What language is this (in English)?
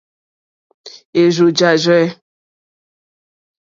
Mokpwe